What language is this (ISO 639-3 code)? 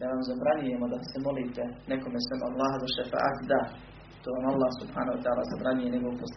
hrv